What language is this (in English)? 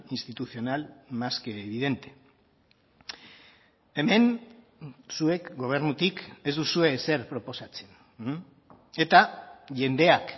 Basque